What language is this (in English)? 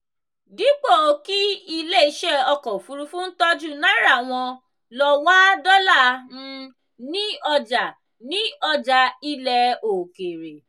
Yoruba